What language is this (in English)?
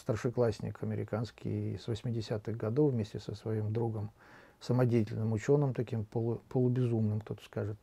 Russian